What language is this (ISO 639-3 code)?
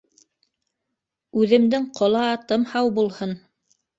bak